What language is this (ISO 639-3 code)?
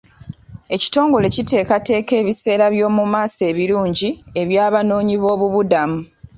lug